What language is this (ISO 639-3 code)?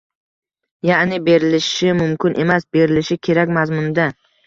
uzb